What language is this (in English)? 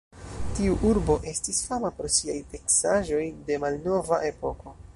Esperanto